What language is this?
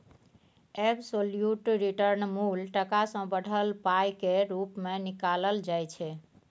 Maithili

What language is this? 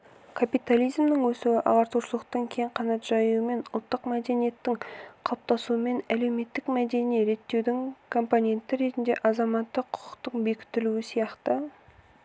Kazakh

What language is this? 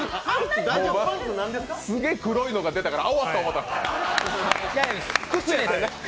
Japanese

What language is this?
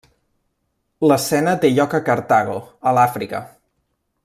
Catalan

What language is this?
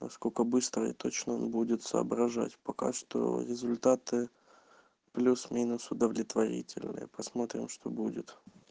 Russian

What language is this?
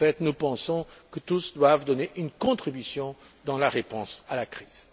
French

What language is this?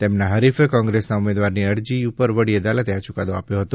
Gujarati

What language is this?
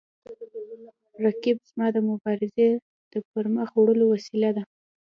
Pashto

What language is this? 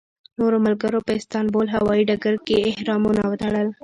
Pashto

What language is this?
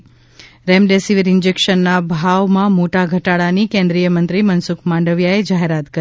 Gujarati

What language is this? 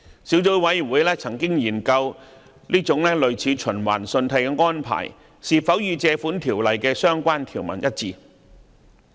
Cantonese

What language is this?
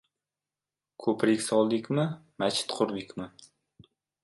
Uzbek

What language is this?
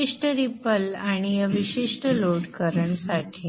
Marathi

